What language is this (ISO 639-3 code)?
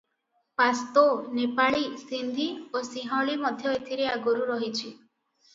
ori